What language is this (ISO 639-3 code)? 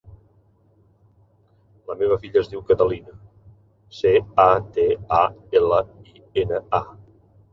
cat